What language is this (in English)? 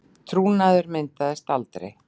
Icelandic